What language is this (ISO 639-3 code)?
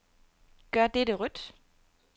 dan